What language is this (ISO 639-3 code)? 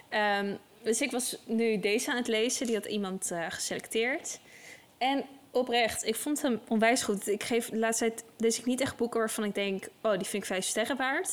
nld